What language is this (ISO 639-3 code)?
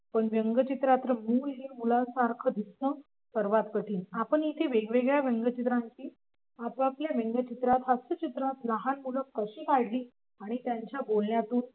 mar